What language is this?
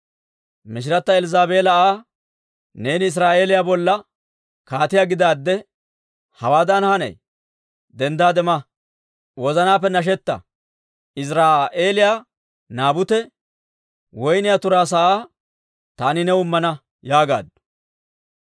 Dawro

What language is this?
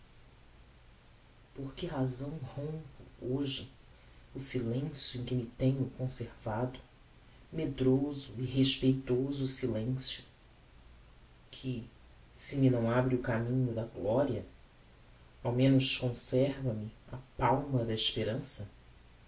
Portuguese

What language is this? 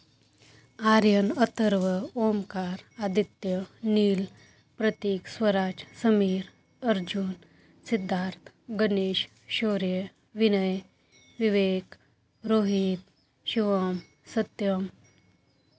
Marathi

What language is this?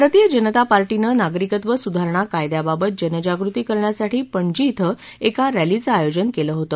Marathi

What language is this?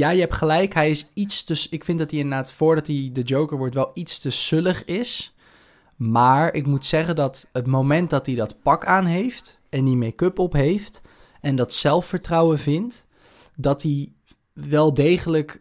Dutch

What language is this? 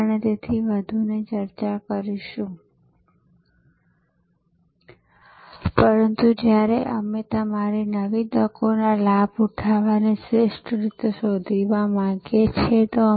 Gujarati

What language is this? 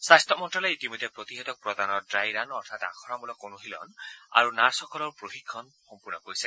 Assamese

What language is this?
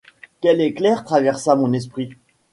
French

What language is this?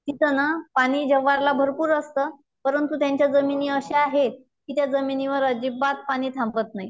Marathi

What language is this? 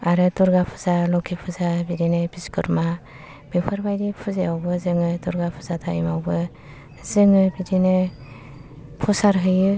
Bodo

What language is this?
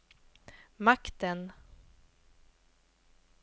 Swedish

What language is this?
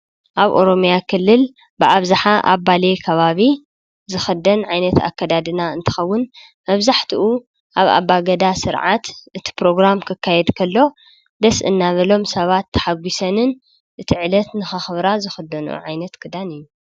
Tigrinya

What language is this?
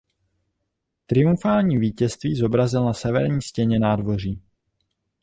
Czech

